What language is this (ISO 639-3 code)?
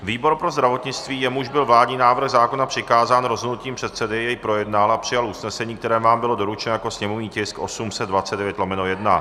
ces